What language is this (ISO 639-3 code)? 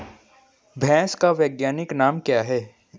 hin